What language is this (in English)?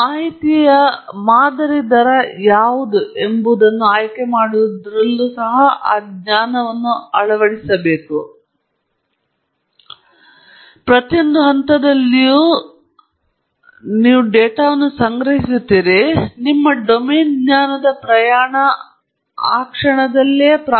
Kannada